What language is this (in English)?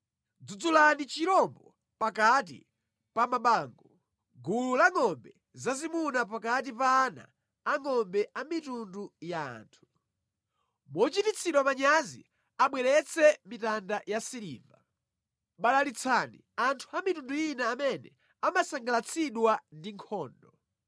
Nyanja